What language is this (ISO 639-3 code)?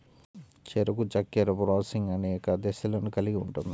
tel